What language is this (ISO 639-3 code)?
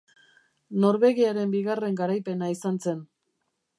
eus